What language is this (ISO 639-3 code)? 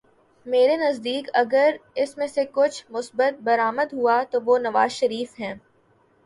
urd